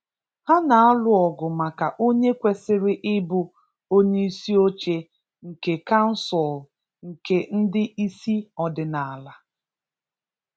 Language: Igbo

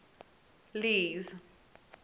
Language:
English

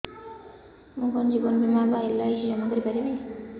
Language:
Odia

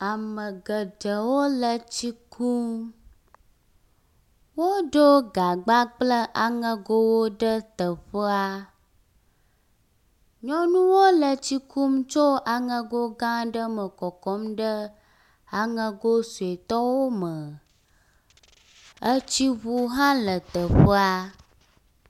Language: Ewe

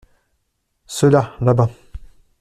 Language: French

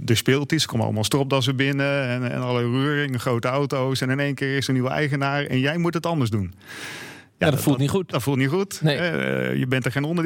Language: Dutch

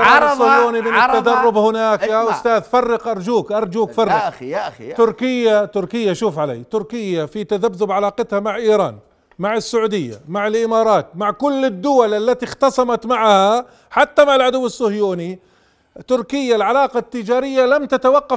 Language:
Arabic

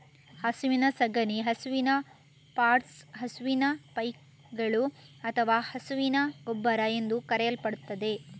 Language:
Kannada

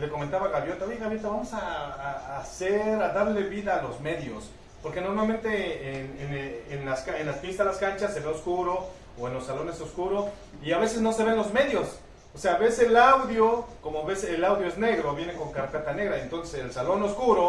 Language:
Spanish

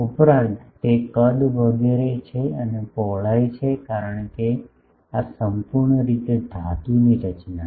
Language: Gujarati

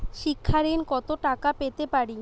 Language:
Bangla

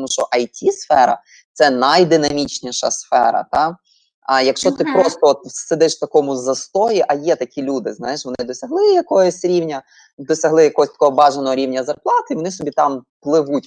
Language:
Ukrainian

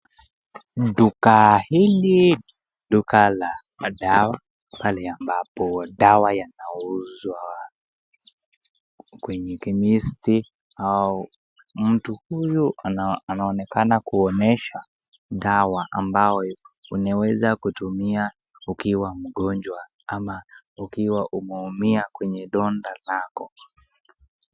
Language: Swahili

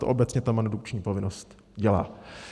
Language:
Czech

